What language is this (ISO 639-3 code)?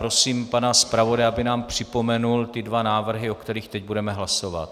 ces